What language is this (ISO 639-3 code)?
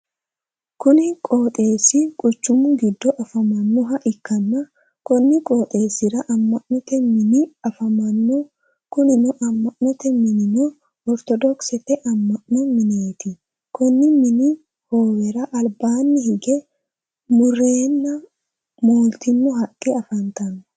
sid